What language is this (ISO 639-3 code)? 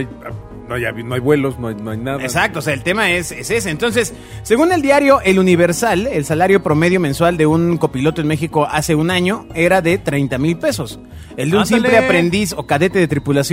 spa